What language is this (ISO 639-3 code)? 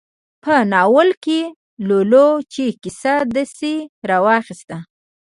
pus